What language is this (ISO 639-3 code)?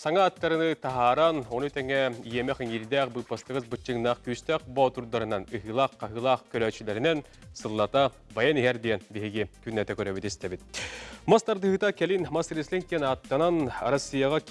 tur